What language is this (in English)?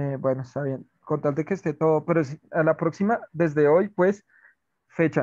Spanish